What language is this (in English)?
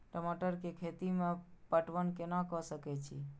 Maithili